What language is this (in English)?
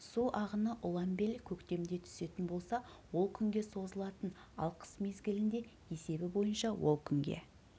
Kazakh